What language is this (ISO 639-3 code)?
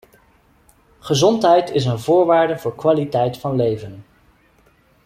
nld